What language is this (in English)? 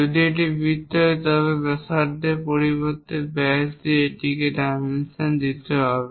Bangla